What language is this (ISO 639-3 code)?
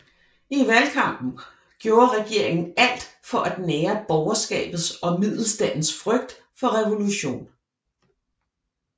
dan